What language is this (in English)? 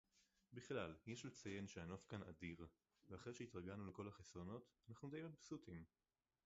Hebrew